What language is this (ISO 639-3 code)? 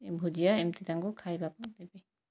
ori